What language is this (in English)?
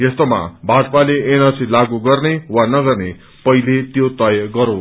Nepali